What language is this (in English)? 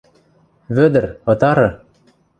Western Mari